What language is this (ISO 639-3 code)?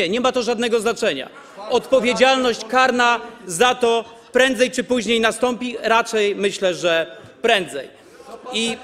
pol